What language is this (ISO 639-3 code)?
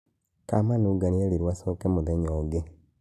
kik